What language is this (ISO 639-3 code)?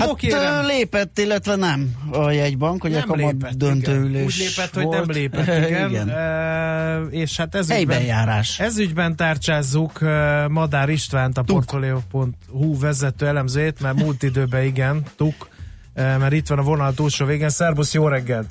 hun